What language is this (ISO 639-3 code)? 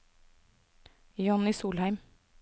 nor